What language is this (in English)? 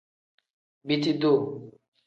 Tem